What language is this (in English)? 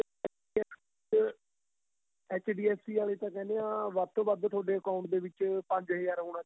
Punjabi